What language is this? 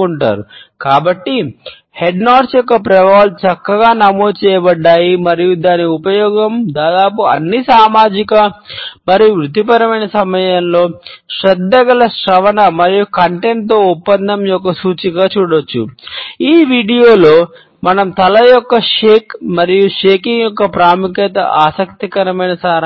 Telugu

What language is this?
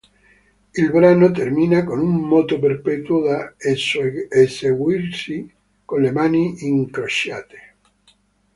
Italian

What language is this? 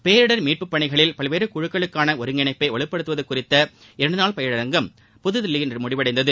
Tamil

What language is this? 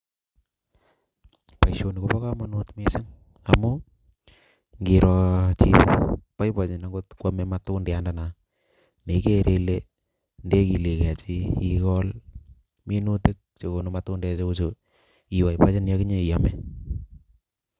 Kalenjin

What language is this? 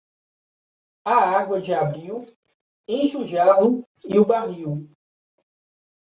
Portuguese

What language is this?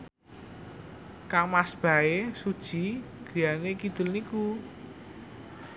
Javanese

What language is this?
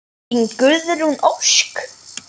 Icelandic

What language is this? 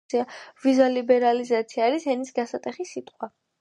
Georgian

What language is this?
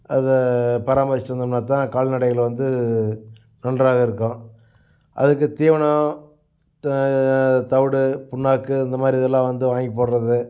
Tamil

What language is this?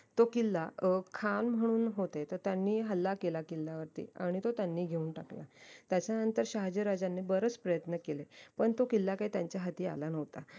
Marathi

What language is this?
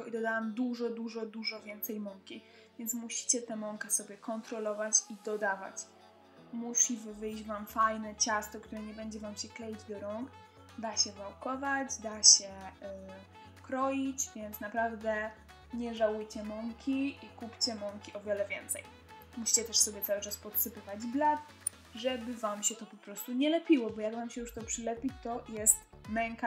Polish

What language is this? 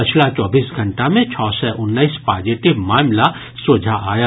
Maithili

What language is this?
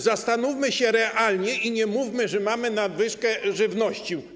Polish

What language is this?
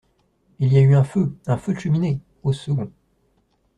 French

